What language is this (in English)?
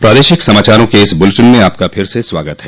Hindi